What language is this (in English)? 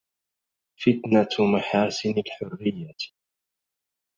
Arabic